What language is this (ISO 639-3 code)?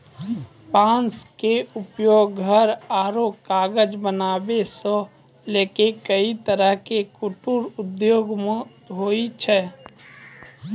mai